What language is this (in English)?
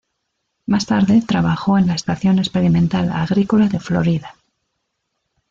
Spanish